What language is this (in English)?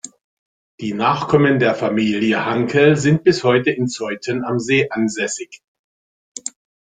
German